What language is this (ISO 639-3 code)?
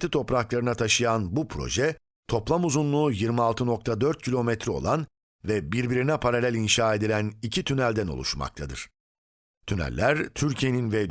tur